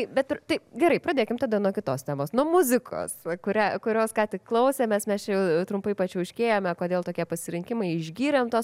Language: Lithuanian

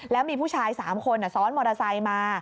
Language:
Thai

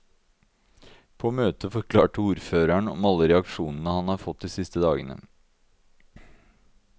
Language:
Norwegian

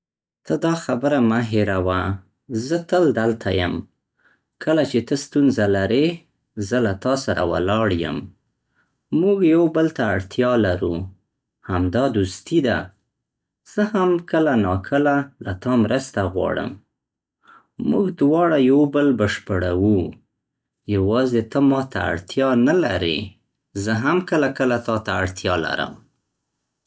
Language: Central Pashto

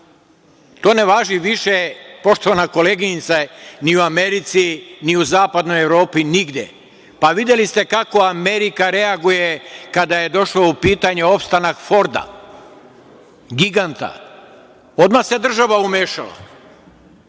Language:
Serbian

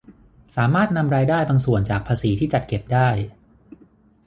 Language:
Thai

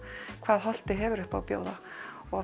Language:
Icelandic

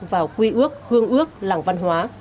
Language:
Vietnamese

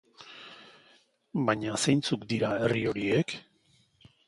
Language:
Basque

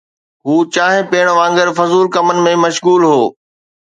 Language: Sindhi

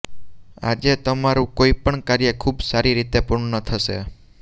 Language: Gujarati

